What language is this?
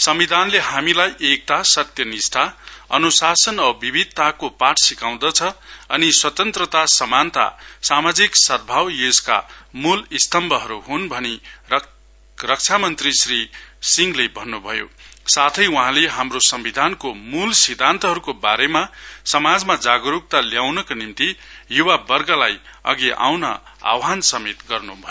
Nepali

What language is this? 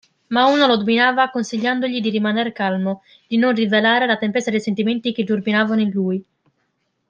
Italian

